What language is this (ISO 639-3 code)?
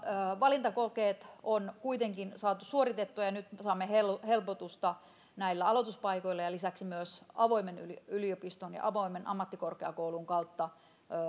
fin